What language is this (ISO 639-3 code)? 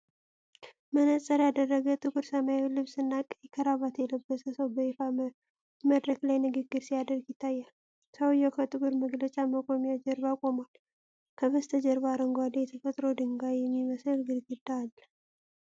amh